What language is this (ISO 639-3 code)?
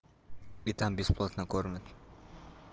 rus